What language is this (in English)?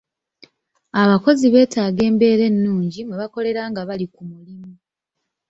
Ganda